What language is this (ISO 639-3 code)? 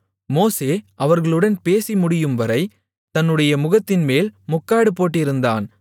tam